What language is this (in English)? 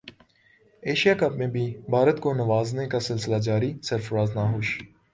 Urdu